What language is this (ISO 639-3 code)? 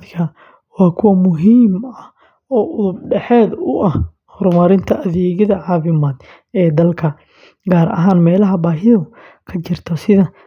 som